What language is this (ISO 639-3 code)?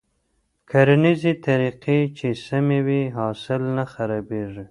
pus